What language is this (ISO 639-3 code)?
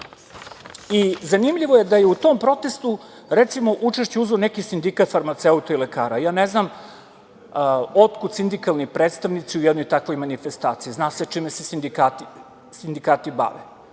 srp